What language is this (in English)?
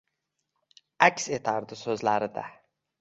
Uzbek